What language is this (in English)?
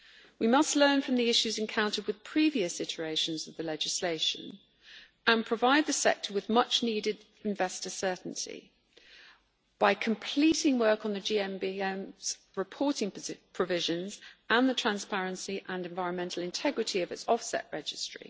English